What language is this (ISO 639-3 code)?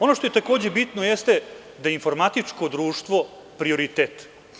srp